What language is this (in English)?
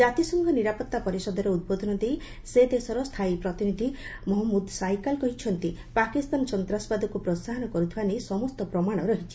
Odia